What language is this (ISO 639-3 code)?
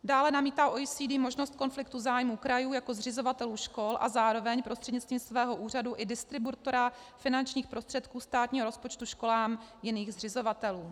ces